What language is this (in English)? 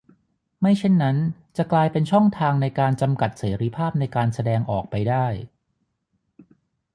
Thai